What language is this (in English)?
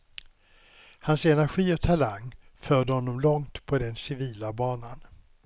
Swedish